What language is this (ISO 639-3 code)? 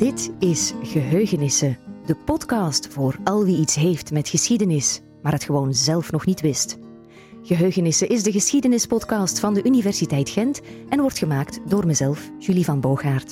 nld